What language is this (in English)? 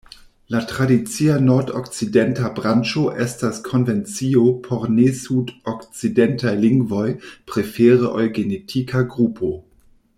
Esperanto